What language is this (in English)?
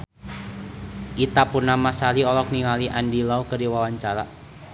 Sundanese